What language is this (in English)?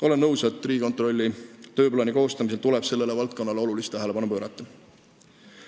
Estonian